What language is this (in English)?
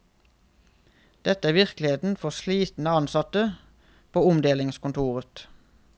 Norwegian